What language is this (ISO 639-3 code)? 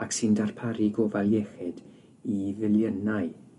cym